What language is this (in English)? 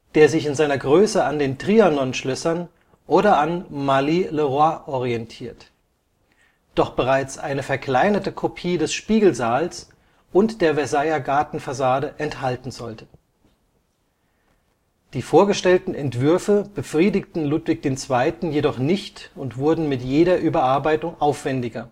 German